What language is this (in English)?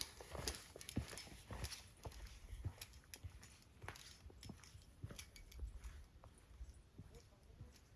Korean